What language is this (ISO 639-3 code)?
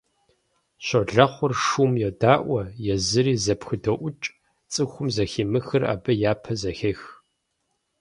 kbd